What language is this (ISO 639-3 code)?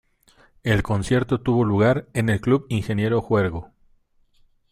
spa